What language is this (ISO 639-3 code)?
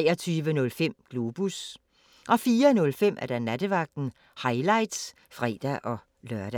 dan